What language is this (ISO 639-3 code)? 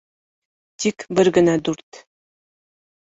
bak